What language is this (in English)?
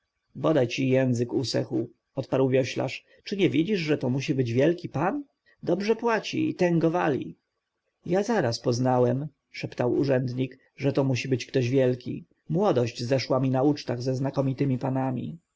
Polish